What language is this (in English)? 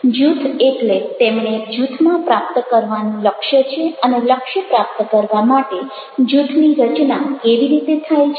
Gujarati